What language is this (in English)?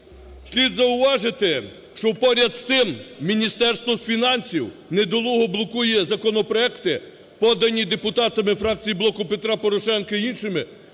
Ukrainian